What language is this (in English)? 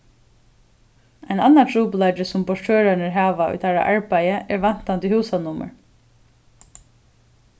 Faroese